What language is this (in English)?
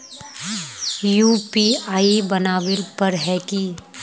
Magahi